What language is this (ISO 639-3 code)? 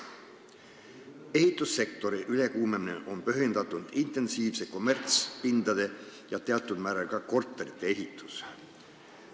est